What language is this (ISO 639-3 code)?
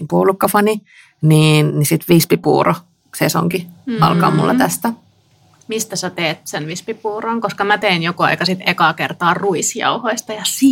fin